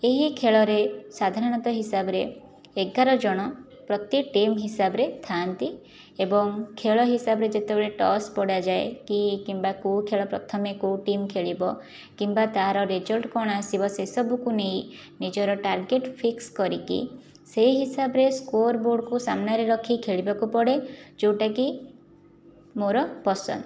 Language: Odia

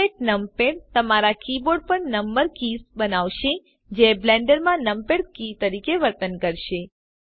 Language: Gujarati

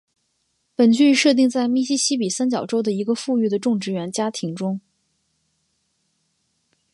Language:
Chinese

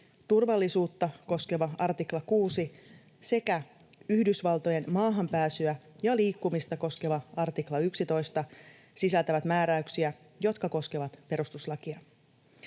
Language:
Finnish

